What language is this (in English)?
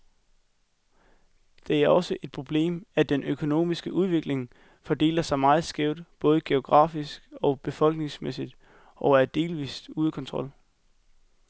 Danish